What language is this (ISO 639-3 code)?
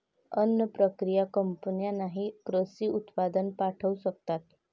mar